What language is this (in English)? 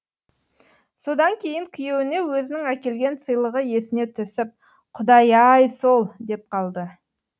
Kazakh